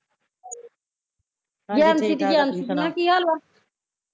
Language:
Punjabi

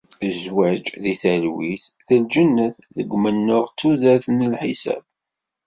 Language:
Kabyle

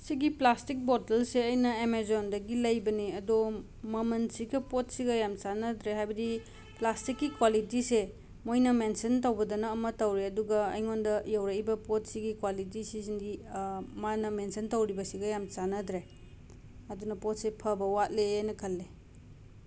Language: Manipuri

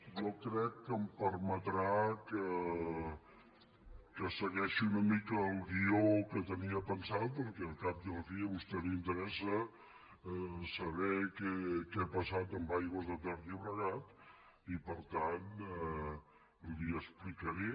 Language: Catalan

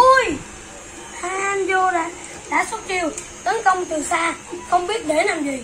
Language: Vietnamese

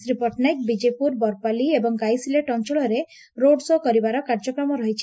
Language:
Odia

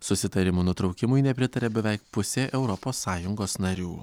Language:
Lithuanian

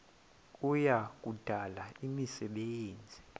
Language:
Xhosa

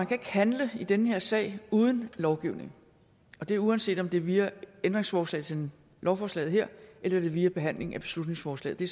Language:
Danish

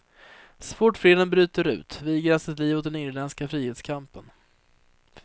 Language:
Swedish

